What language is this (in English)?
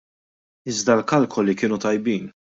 Maltese